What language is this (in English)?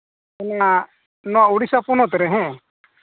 Santali